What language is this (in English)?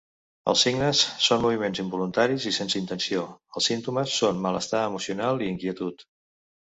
Catalan